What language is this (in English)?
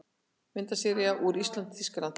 Icelandic